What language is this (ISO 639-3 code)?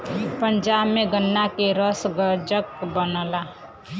bho